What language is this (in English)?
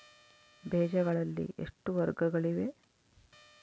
Kannada